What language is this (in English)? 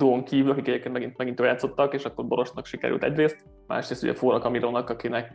Hungarian